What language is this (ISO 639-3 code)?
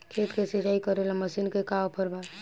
bho